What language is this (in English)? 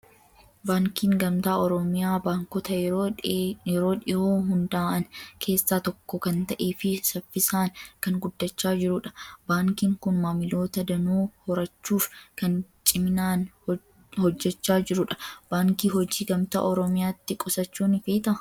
Oromo